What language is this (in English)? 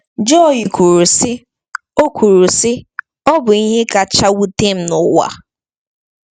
Igbo